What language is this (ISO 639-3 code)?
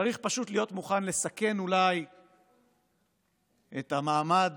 heb